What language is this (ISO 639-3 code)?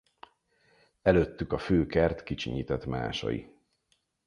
hun